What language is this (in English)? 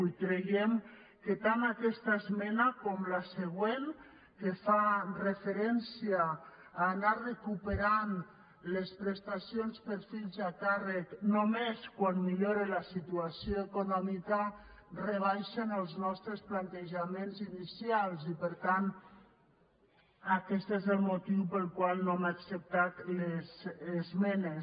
Catalan